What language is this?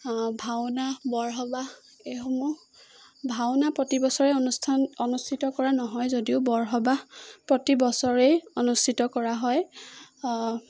Assamese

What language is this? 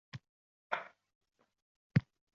Uzbek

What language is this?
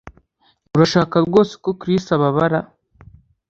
Kinyarwanda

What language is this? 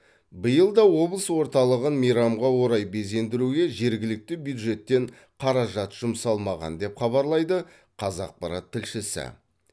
Kazakh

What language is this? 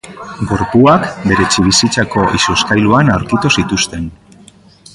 Basque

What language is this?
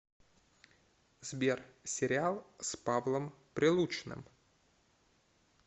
Russian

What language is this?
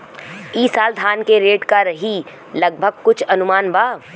Bhojpuri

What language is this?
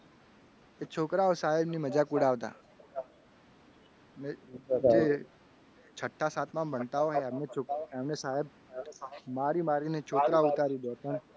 Gujarati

